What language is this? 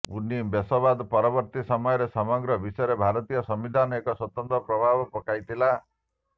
Odia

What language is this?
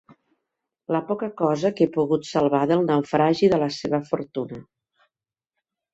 Catalan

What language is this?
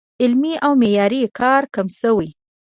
Pashto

